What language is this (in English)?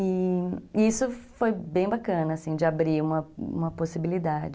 Portuguese